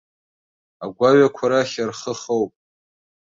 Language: Abkhazian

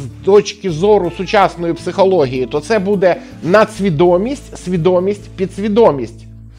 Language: Ukrainian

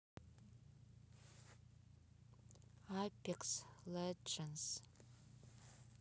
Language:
Russian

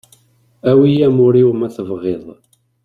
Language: Kabyle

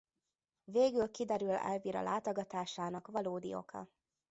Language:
Hungarian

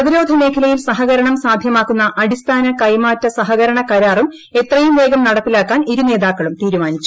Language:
Malayalam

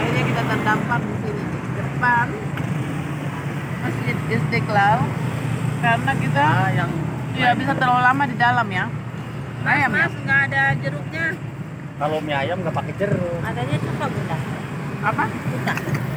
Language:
Indonesian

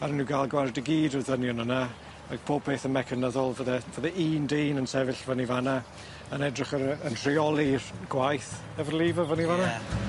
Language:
Welsh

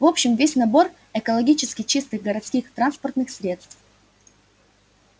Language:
Russian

